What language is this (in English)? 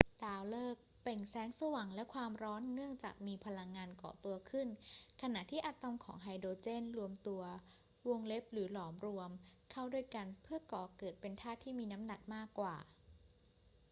Thai